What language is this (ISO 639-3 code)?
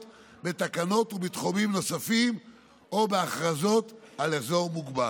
heb